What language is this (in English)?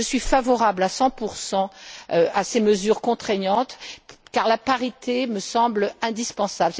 French